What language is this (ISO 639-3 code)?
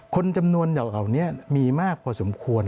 tha